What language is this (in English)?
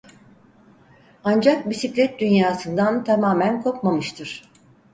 Turkish